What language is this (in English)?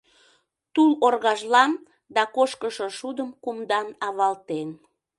Mari